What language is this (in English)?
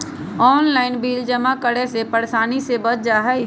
Magahi